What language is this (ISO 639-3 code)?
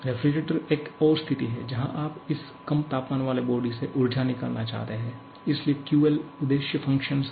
hin